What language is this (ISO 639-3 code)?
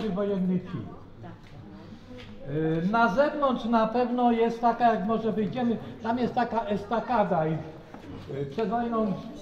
pol